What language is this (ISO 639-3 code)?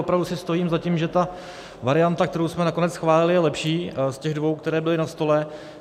ces